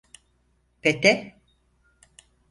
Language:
Turkish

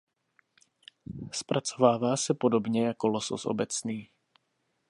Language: Czech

